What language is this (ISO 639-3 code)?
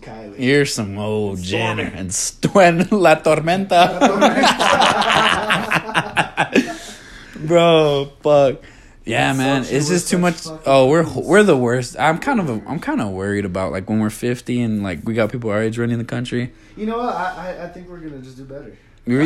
eng